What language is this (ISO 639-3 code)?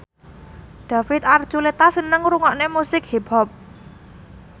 jav